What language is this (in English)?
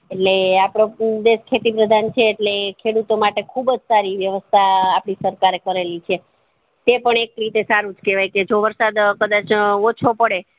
Gujarati